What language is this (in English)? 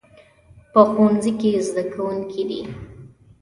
Pashto